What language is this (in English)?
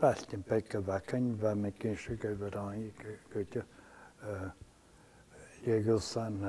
Dutch